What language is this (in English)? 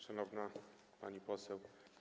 Polish